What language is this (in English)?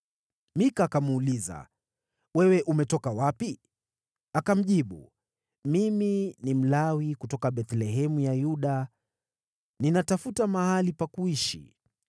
Swahili